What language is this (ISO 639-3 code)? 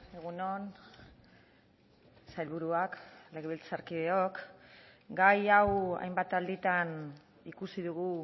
eus